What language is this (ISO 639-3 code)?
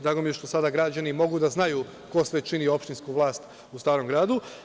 srp